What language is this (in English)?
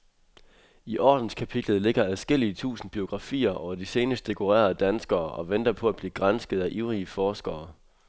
Danish